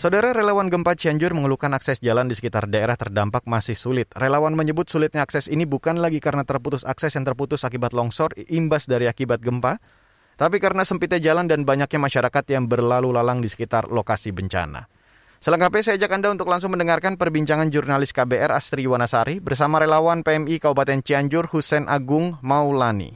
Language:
Indonesian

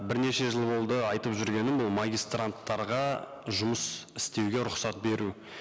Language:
Kazakh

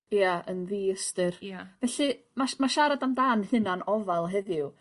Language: Welsh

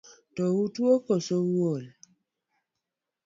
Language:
Luo (Kenya and Tanzania)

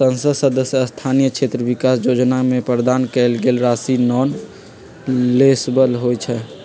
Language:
Magahi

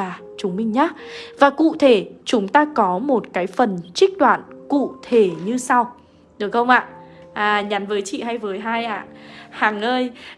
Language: Vietnamese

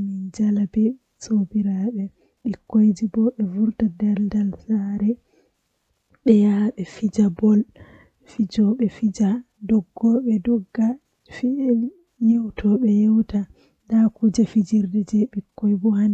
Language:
Western Niger Fulfulde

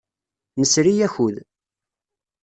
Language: Kabyle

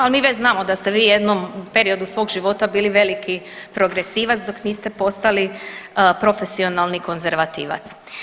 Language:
Croatian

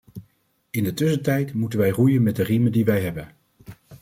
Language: Dutch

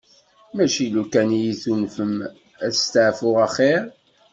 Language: Kabyle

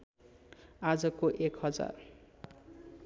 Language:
Nepali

